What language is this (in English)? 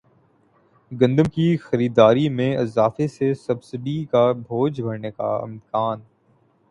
Urdu